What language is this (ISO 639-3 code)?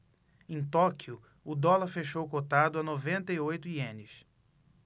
por